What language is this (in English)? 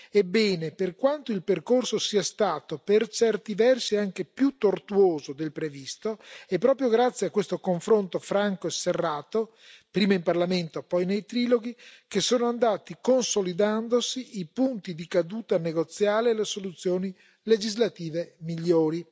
Italian